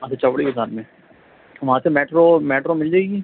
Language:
Urdu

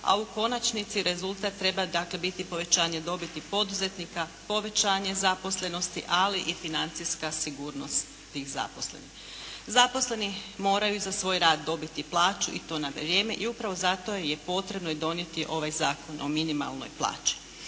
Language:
Croatian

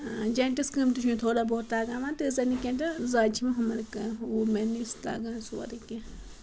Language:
Kashmiri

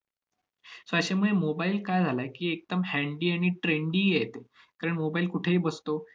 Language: Marathi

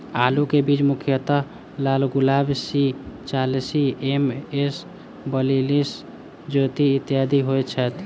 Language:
Maithili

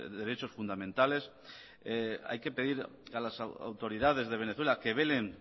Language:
Spanish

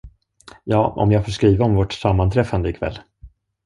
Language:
Swedish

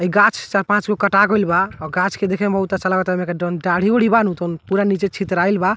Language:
Bhojpuri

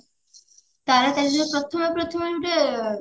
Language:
Odia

